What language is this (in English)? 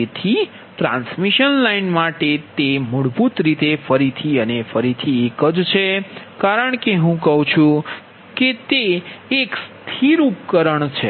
Gujarati